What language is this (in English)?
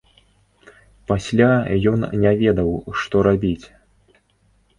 Belarusian